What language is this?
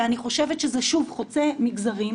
Hebrew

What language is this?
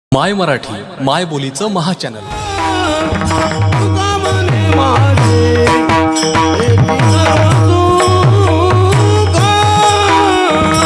Marathi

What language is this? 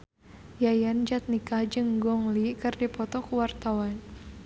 Sundanese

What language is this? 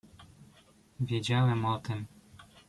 Polish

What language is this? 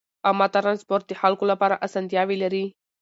Pashto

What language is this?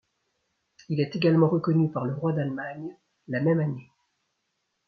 French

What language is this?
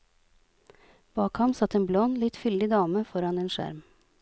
Norwegian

